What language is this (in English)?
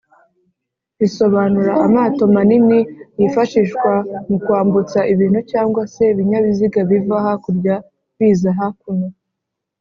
Kinyarwanda